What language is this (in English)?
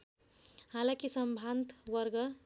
Nepali